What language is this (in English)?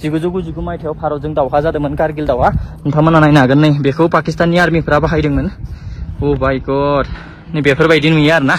Indonesian